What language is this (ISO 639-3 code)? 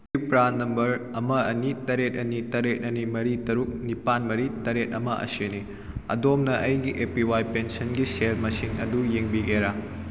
mni